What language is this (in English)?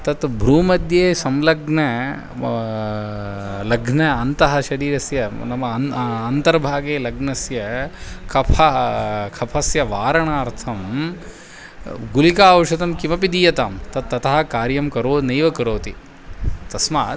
Sanskrit